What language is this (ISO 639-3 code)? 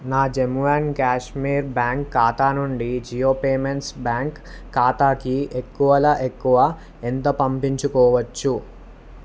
tel